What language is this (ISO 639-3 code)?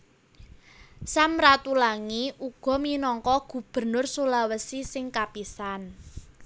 jav